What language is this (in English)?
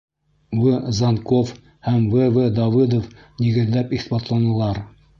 Bashkir